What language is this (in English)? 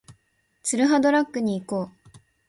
Japanese